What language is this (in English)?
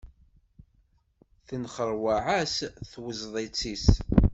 Kabyle